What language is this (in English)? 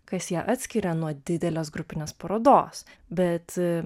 Lithuanian